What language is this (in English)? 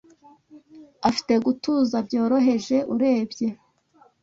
Kinyarwanda